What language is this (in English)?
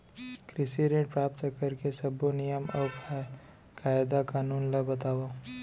Chhattisgarhi